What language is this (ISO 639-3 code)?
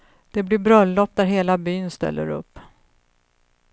swe